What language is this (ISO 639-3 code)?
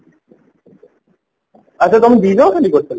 ori